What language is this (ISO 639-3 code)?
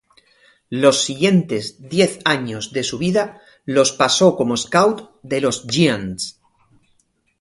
spa